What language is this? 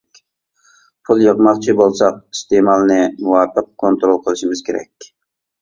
Uyghur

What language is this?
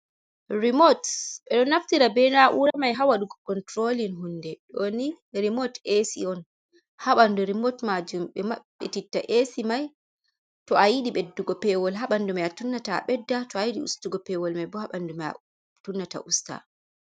Fula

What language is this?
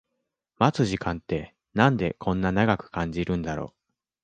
Japanese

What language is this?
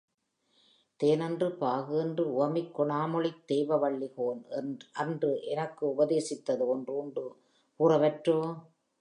Tamil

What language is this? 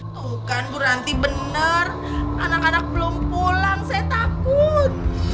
Indonesian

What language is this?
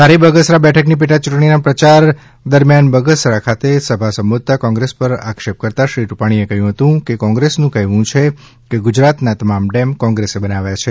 Gujarati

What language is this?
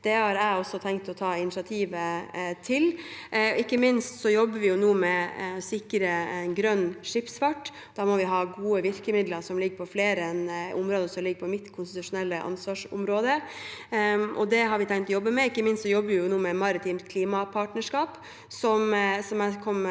Norwegian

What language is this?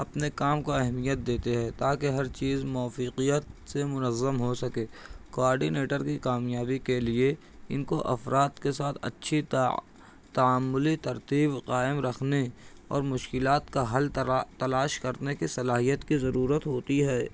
Urdu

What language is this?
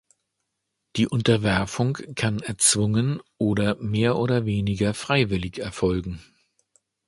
German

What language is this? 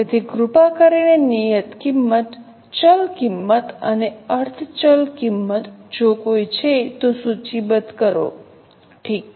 Gujarati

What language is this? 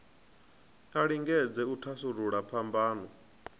Venda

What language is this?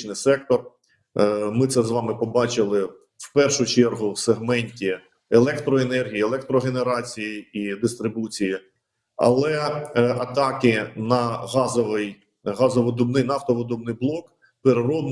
Ukrainian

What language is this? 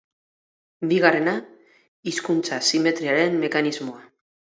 Basque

